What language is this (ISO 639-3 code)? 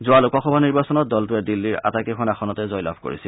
asm